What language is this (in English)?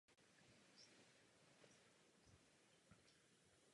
Czech